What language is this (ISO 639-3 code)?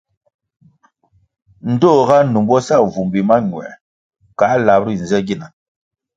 nmg